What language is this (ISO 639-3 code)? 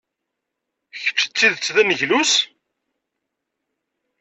kab